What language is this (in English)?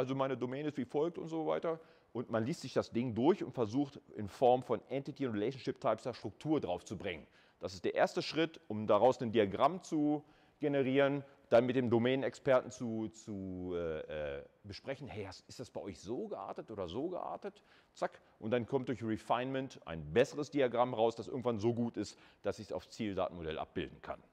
German